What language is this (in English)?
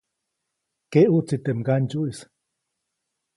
Copainalá Zoque